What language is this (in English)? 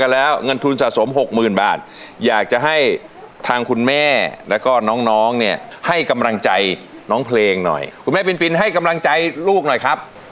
Thai